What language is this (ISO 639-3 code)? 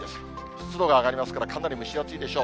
jpn